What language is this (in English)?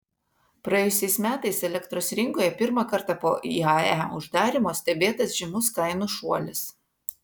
Lithuanian